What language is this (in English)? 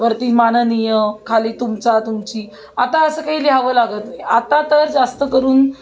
Marathi